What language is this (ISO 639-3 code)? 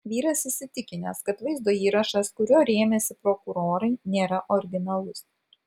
lit